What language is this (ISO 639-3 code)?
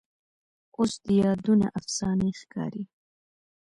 pus